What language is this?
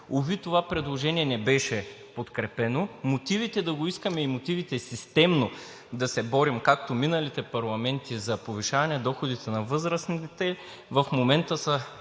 Bulgarian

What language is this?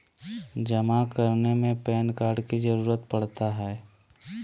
Magahi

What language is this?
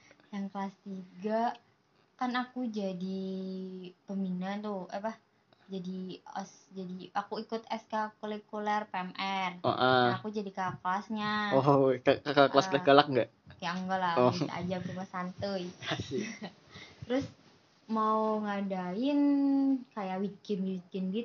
Indonesian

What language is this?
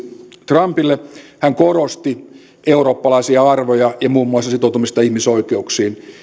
Finnish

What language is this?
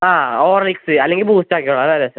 Malayalam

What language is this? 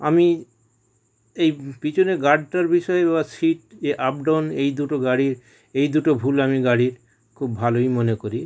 Bangla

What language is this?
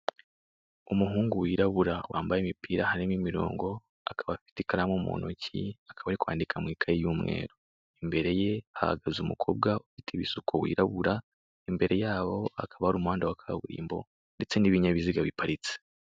Kinyarwanda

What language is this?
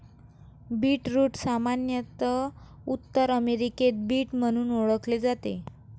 Marathi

